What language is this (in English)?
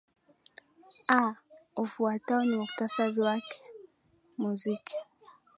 Swahili